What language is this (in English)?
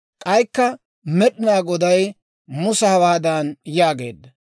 Dawro